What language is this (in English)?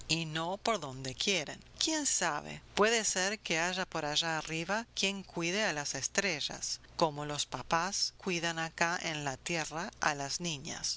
Spanish